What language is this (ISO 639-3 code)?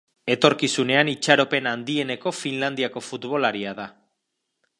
eus